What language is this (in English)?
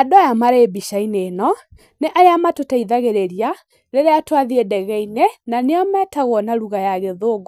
Kikuyu